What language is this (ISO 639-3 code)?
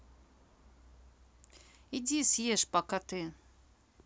rus